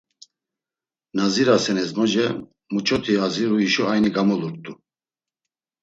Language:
Laz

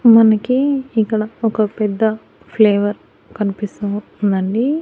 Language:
Telugu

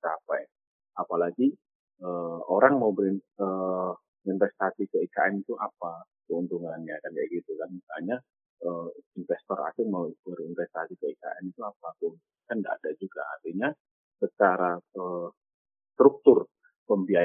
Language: Indonesian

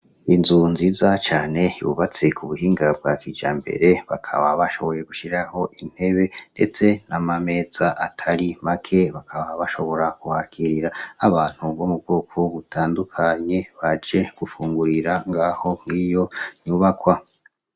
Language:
Rundi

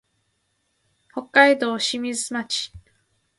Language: Japanese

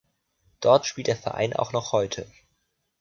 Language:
German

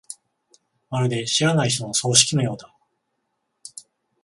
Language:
Japanese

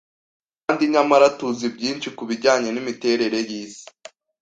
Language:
Kinyarwanda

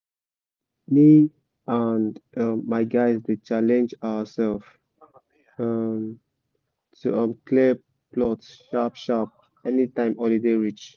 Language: Nigerian Pidgin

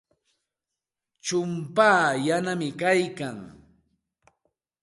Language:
Santa Ana de Tusi Pasco Quechua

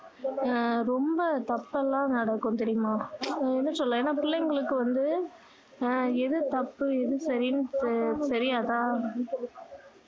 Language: Tamil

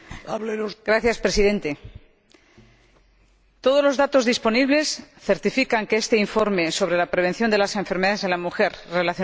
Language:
Spanish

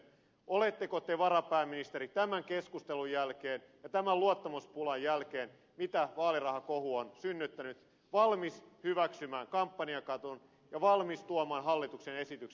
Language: Finnish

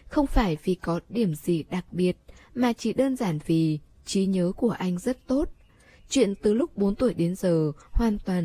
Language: Vietnamese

